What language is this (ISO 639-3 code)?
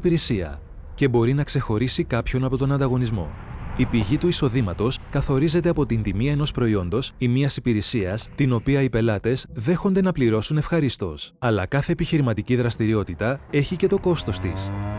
ell